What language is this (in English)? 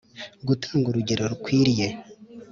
Kinyarwanda